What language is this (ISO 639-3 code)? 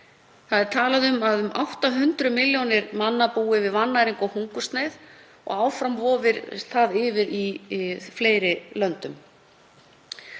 isl